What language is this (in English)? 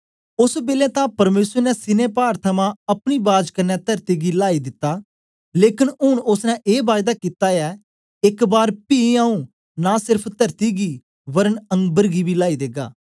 Dogri